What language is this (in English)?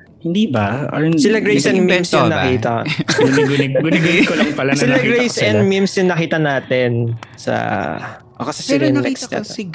Filipino